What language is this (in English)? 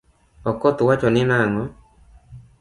Luo (Kenya and Tanzania)